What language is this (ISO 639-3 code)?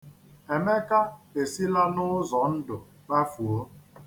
ibo